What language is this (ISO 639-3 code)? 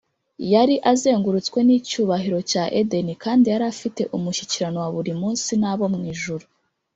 kin